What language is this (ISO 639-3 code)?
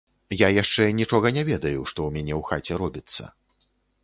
bel